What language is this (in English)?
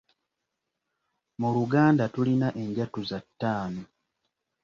Ganda